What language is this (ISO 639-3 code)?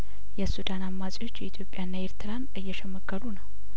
amh